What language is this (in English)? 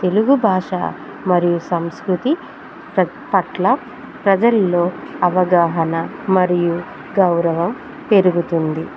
Telugu